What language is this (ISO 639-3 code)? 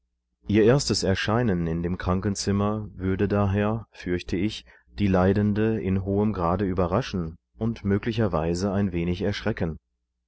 deu